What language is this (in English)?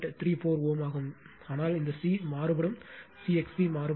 Tamil